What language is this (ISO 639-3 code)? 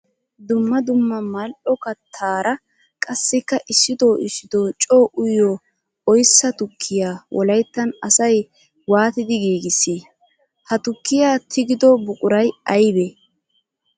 wal